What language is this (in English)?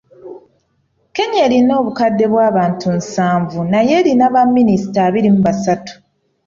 Ganda